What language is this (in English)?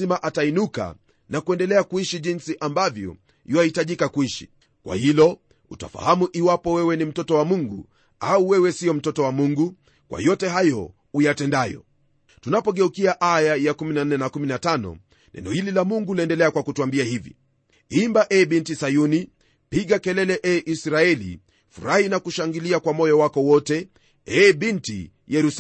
Swahili